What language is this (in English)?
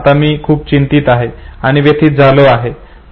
Marathi